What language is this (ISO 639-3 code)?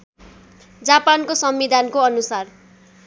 nep